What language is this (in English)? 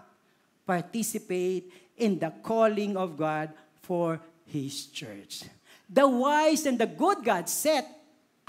Filipino